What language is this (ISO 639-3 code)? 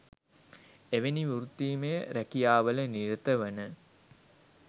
sin